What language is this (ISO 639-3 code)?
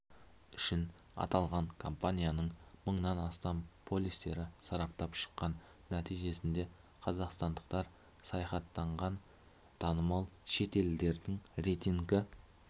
kaz